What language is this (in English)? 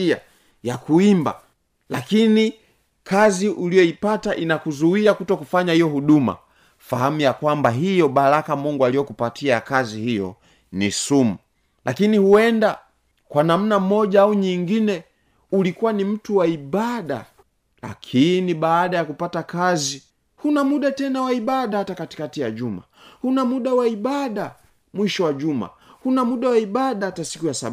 Swahili